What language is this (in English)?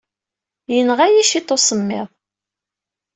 Kabyle